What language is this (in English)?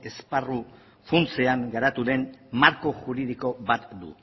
Basque